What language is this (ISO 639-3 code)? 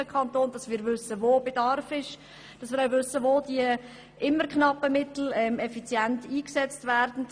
gsw